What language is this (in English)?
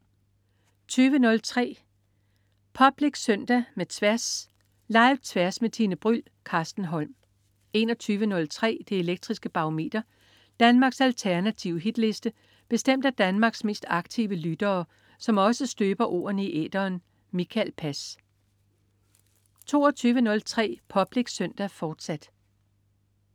Danish